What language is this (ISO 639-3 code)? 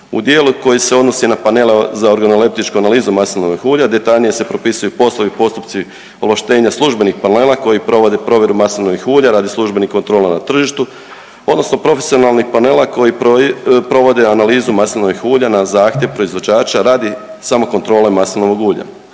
hrv